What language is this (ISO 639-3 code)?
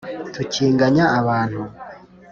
kin